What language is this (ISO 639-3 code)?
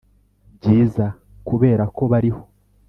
kin